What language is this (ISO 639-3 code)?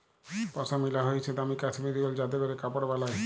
ben